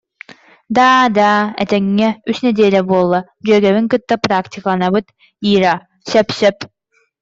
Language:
Yakut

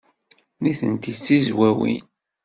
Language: Kabyle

